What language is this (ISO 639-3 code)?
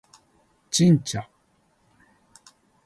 jpn